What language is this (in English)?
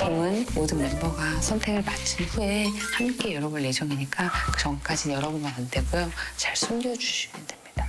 Korean